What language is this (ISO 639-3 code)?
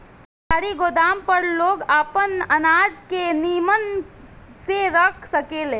bho